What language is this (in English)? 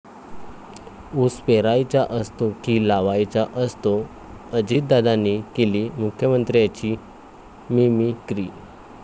Marathi